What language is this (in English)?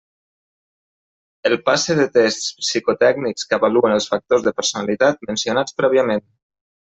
Catalan